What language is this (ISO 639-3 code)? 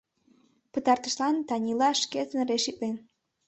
chm